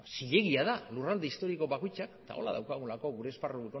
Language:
Basque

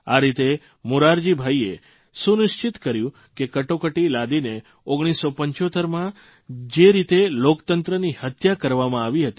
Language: Gujarati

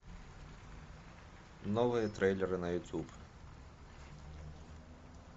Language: Russian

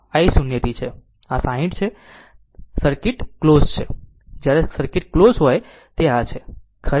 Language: Gujarati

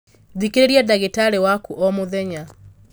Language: Kikuyu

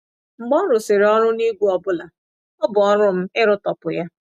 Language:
Igbo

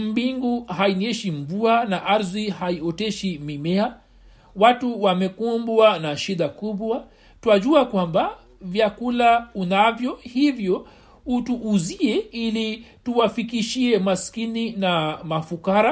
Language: Swahili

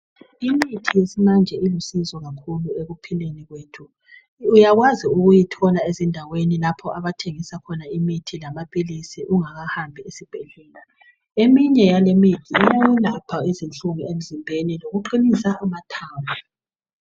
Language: North Ndebele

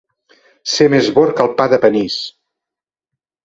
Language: Catalan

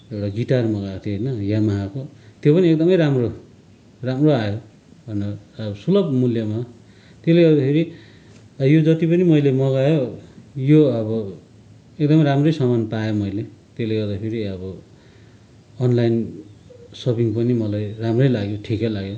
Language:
Nepali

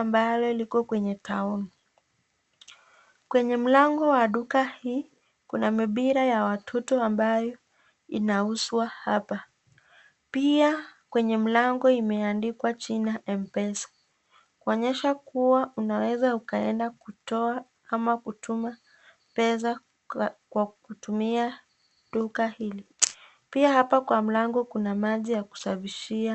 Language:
Swahili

